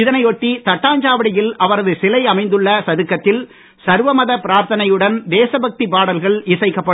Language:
Tamil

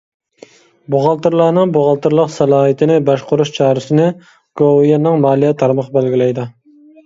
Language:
Uyghur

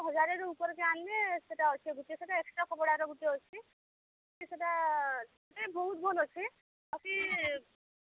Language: Odia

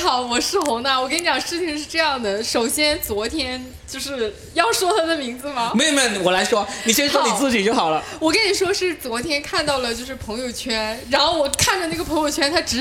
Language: Chinese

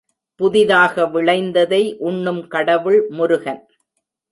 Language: Tamil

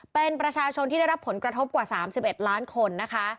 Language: Thai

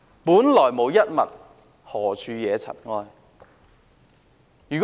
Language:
Cantonese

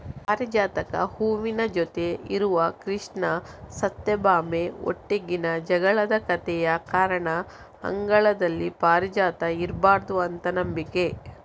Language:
Kannada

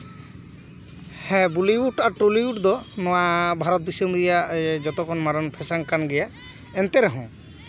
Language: Santali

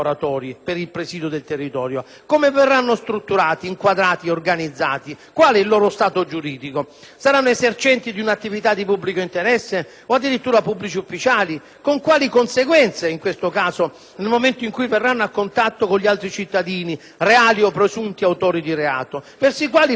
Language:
Italian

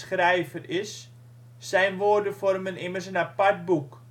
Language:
Dutch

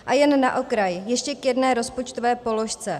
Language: Czech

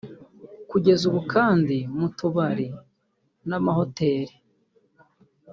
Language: Kinyarwanda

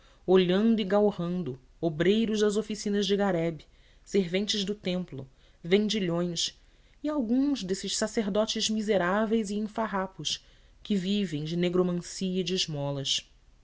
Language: Portuguese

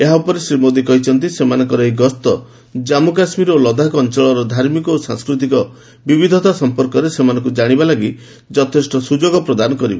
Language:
Odia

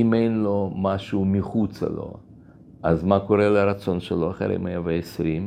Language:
Hebrew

